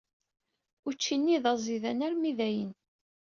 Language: Kabyle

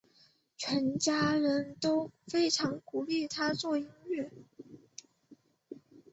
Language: Chinese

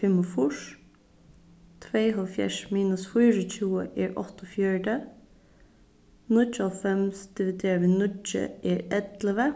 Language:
Faroese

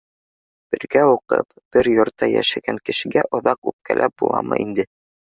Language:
Bashkir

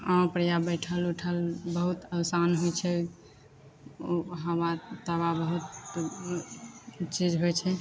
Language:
Maithili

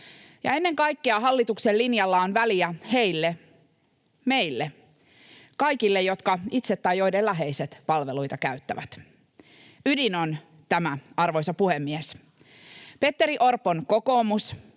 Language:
Finnish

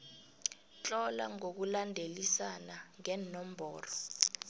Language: South Ndebele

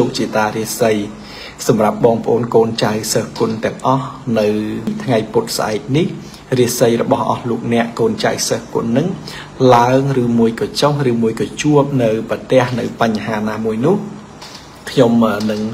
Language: Thai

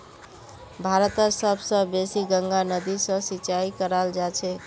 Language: Magahi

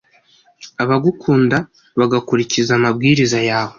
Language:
Kinyarwanda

